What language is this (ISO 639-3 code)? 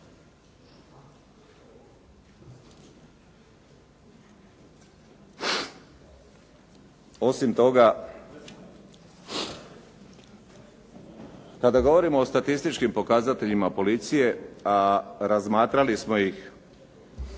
hrv